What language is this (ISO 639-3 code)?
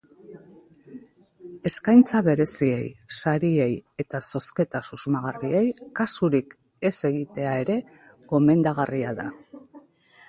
eus